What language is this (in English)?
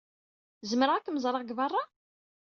Kabyle